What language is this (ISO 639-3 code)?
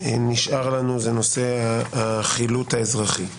heb